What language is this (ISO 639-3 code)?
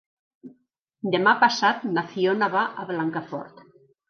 cat